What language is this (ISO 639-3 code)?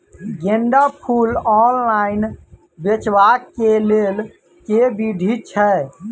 mai